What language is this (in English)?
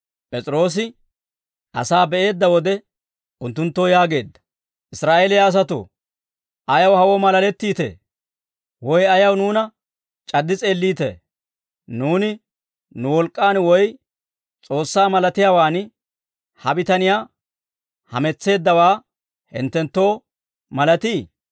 Dawro